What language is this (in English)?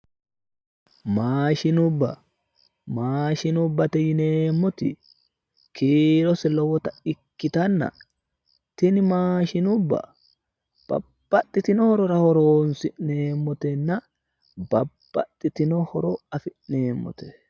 Sidamo